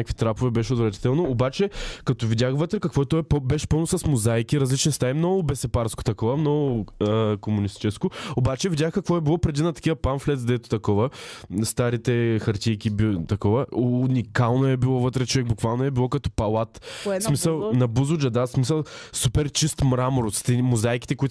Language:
Bulgarian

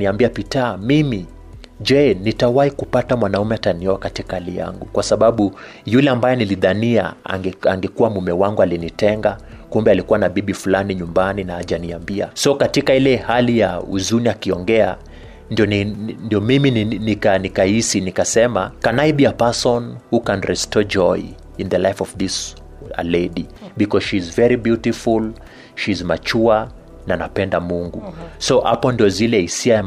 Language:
Swahili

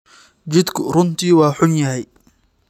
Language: Somali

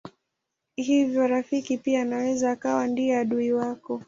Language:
Swahili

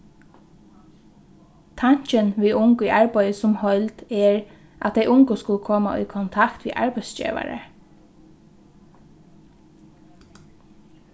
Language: Faroese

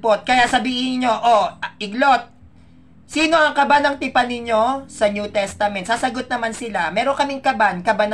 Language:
Filipino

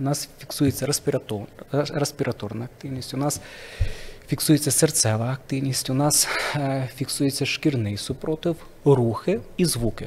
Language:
Ukrainian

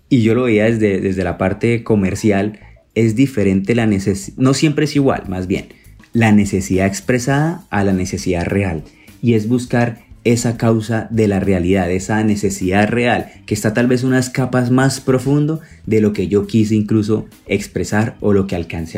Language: Spanish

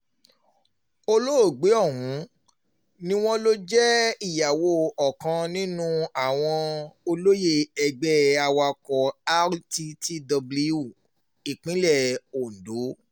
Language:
Yoruba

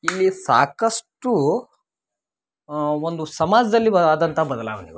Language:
Kannada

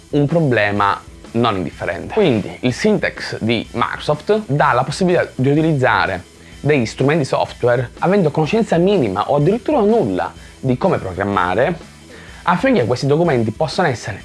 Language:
Italian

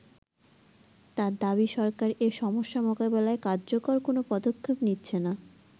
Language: Bangla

